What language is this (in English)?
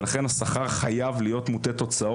Hebrew